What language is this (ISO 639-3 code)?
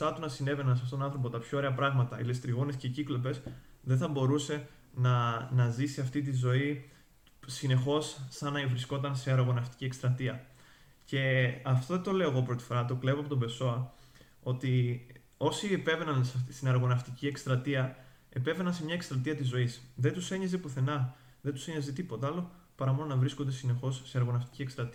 ell